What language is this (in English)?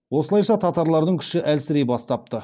Kazakh